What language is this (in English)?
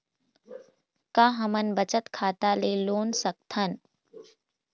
Chhattisgarhi